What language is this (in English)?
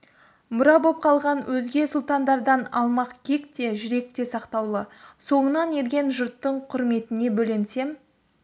Kazakh